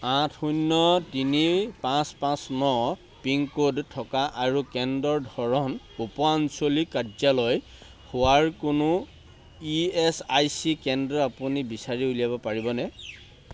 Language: Assamese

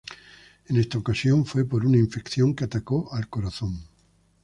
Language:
Spanish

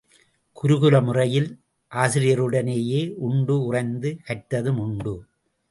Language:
Tamil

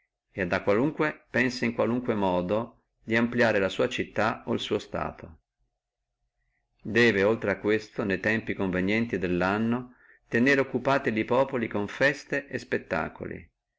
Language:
Italian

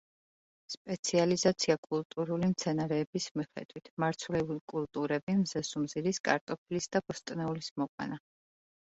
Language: Georgian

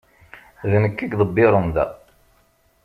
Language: Kabyle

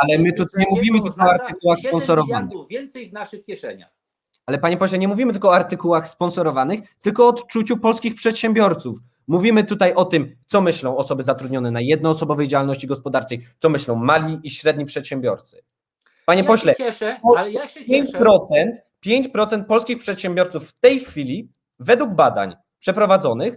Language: Polish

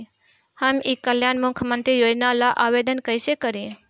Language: Bhojpuri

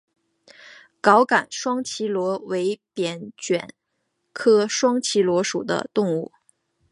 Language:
Chinese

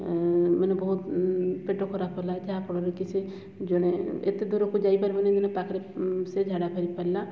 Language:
Odia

